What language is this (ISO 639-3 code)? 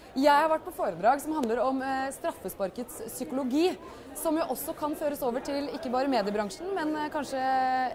nor